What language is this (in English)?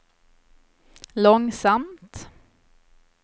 Swedish